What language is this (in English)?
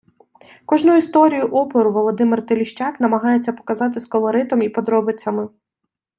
Ukrainian